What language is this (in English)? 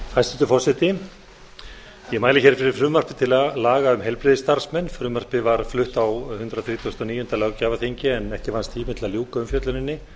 Icelandic